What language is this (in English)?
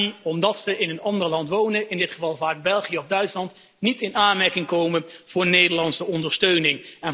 Dutch